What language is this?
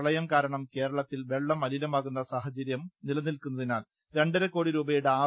Malayalam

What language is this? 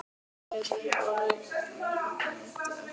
Icelandic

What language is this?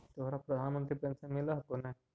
Magahi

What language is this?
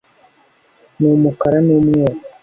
Kinyarwanda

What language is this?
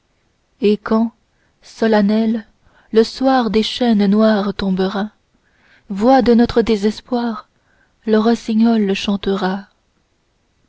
French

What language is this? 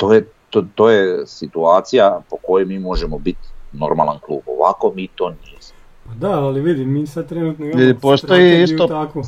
Croatian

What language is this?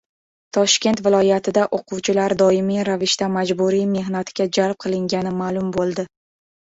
Uzbek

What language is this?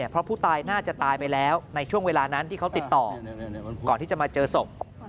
Thai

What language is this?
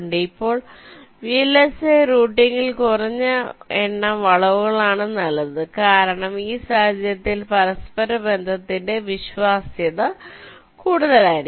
Malayalam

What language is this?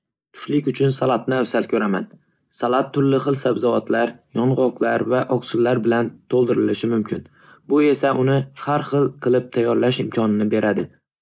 Uzbek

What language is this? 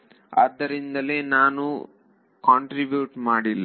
Kannada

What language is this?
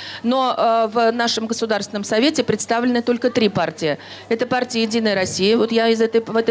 Russian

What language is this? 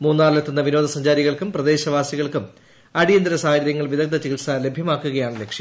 Malayalam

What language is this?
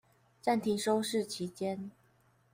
Chinese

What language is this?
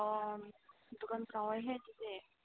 Manipuri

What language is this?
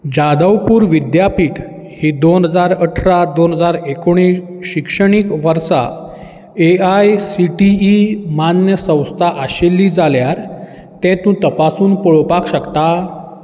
Konkani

